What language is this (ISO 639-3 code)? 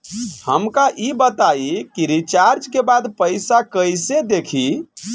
bho